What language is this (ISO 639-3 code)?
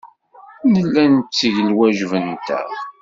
kab